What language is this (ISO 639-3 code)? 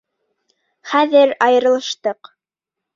bak